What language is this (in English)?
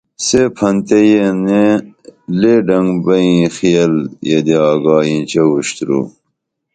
Dameli